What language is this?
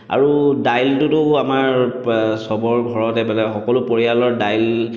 Assamese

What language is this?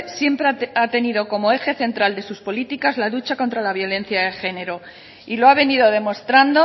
Spanish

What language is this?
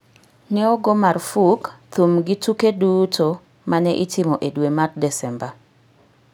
Luo (Kenya and Tanzania)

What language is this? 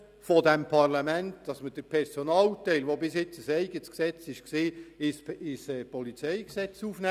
Swiss German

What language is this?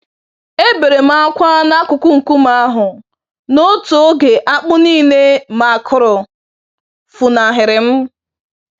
Igbo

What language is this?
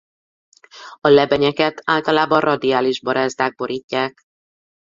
Hungarian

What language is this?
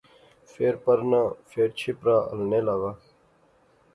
Pahari-Potwari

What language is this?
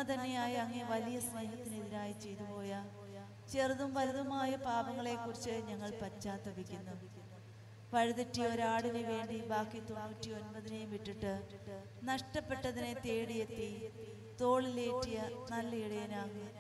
Malayalam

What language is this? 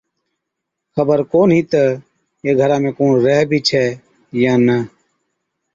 Od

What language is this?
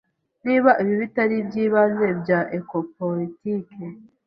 Kinyarwanda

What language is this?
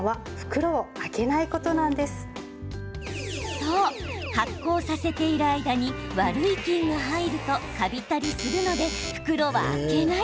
Japanese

